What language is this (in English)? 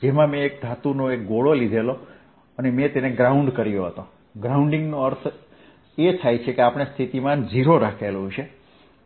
Gujarati